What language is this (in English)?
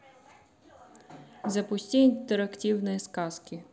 Russian